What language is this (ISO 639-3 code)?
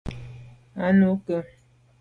byv